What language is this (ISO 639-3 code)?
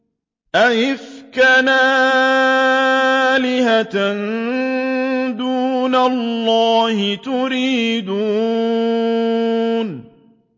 ara